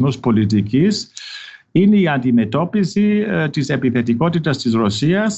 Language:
Greek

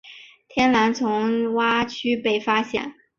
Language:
Chinese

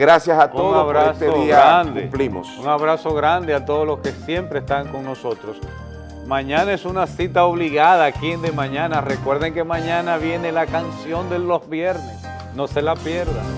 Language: Spanish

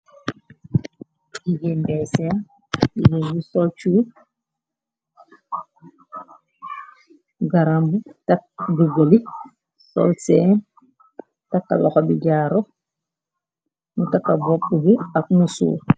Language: Wolof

